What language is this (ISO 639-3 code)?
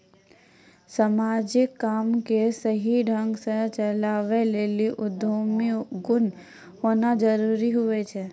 mai